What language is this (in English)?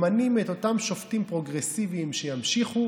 Hebrew